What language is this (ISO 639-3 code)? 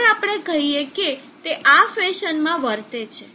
guj